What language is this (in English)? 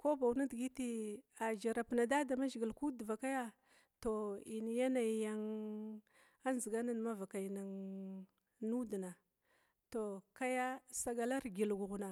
Glavda